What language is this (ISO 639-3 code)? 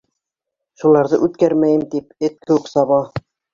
bak